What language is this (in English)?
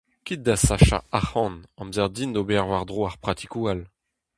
Breton